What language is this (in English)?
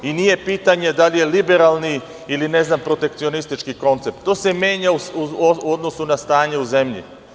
Serbian